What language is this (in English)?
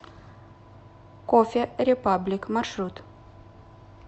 Russian